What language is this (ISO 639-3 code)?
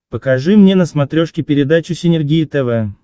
rus